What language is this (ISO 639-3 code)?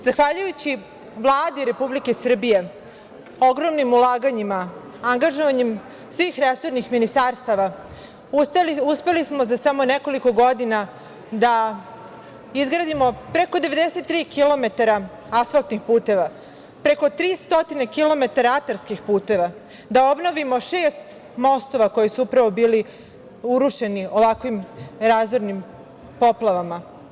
srp